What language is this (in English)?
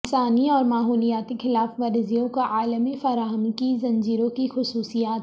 Urdu